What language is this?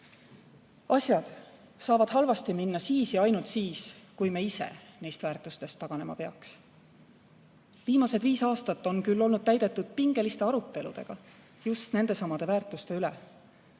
Estonian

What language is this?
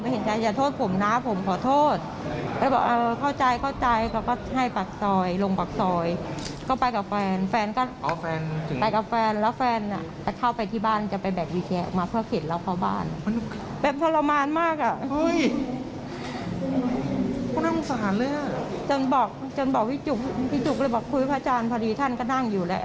Thai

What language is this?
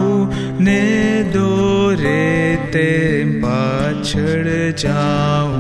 Hindi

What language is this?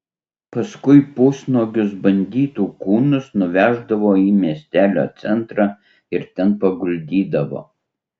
Lithuanian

